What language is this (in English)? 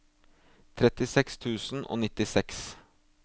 Norwegian